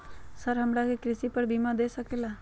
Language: Magahi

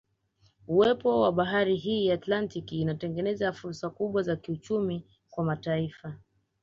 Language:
Swahili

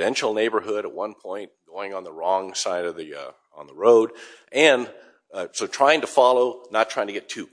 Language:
English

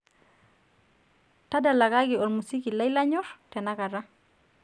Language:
Masai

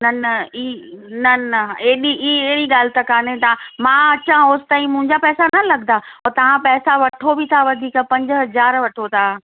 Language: Sindhi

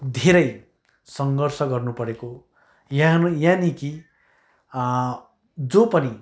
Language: Nepali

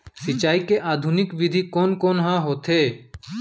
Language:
Chhattisgarhi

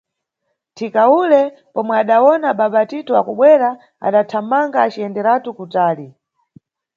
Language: Nyungwe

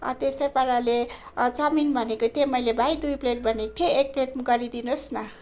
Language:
Nepali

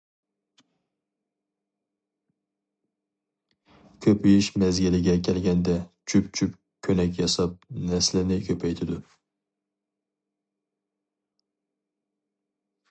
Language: Uyghur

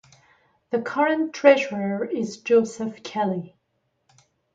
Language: English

